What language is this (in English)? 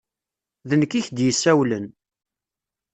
Kabyle